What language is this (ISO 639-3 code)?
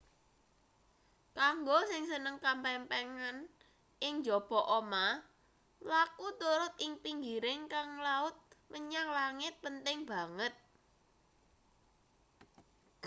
jav